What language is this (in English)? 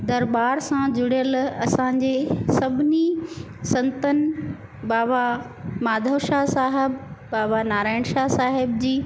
Sindhi